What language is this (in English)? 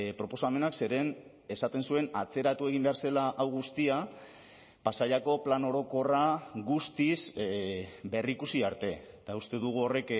Basque